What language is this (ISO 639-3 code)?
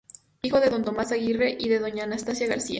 spa